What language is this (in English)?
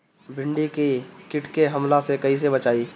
Bhojpuri